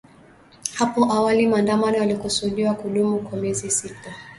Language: Swahili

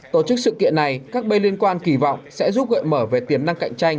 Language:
Vietnamese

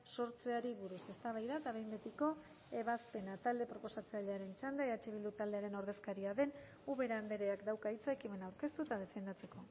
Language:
Basque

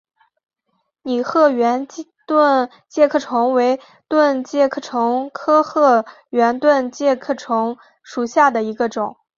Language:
Chinese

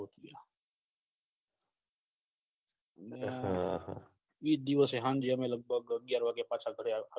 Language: Gujarati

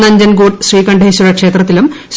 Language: Malayalam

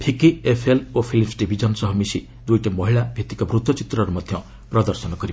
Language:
Odia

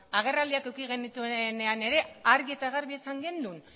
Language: Basque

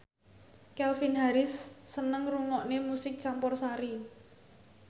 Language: Javanese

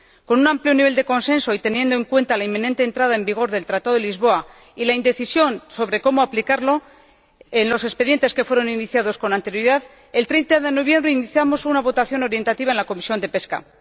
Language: Spanish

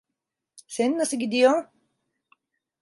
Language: Turkish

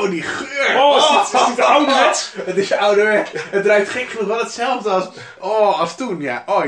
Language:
Dutch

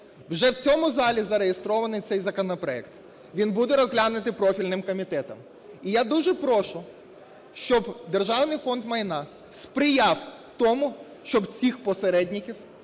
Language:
Ukrainian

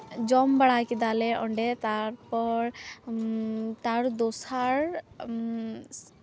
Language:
Santali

